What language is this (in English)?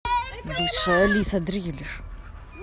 Russian